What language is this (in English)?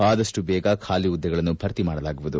Kannada